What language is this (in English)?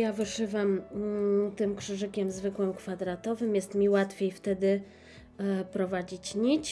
Polish